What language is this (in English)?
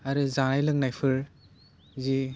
Bodo